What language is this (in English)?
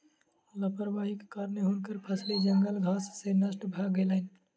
Maithili